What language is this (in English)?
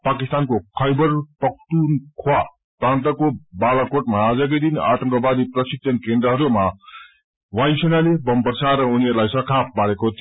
Nepali